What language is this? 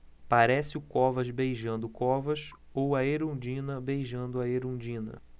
Portuguese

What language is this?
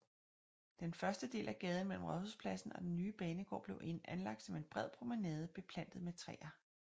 Danish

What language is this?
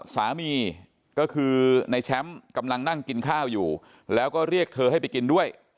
Thai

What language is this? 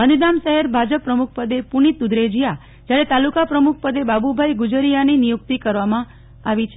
Gujarati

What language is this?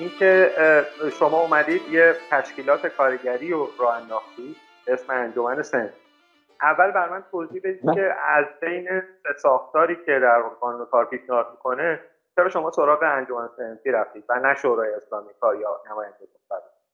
Persian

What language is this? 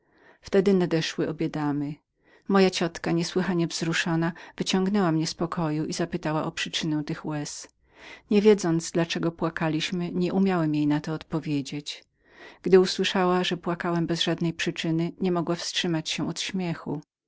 Polish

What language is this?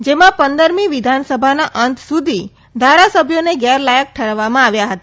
Gujarati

